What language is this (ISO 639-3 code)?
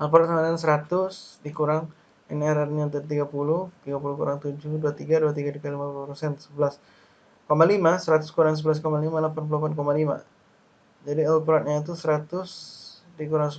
ind